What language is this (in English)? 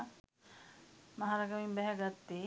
Sinhala